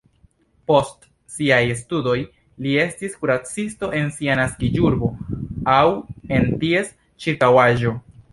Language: Esperanto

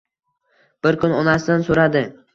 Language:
Uzbek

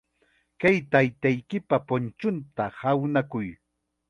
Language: Chiquián Ancash Quechua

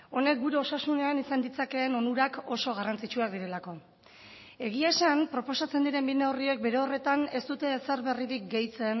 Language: Basque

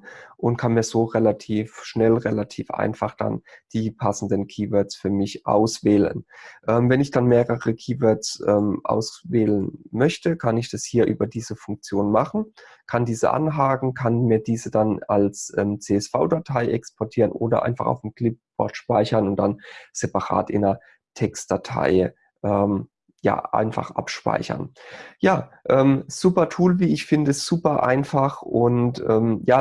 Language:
German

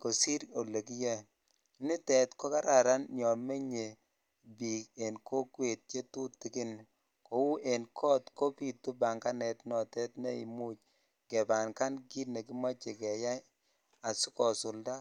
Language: Kalenjin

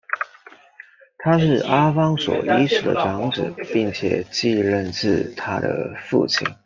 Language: Chinese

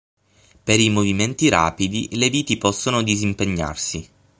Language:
Italian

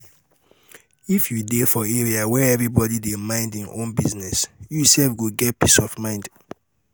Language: Nigerian Pidgin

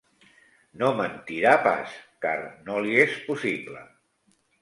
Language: Catalan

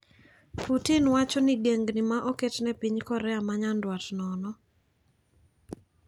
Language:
Luo (Kenya and Tanzania)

